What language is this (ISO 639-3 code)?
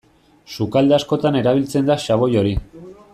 eus